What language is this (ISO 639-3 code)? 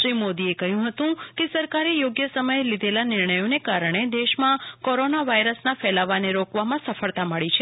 guj